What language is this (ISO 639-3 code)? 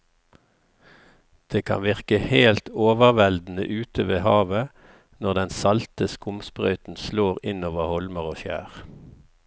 nor